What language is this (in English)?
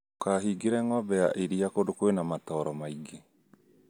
Kikuyu